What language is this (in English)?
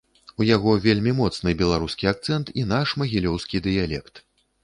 Belarusian